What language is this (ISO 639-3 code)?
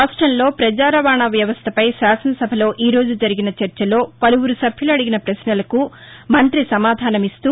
tel